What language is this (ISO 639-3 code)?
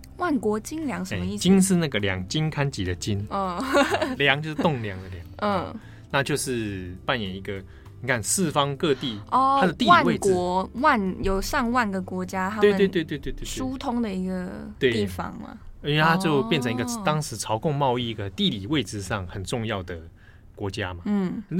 zho